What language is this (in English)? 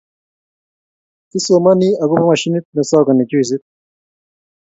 Kalenjin